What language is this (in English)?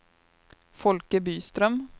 Swedish